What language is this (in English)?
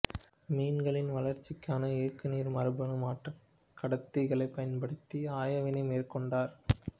Tamil